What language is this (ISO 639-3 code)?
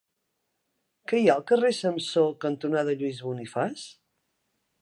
cat